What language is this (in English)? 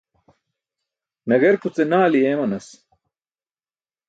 Burushaski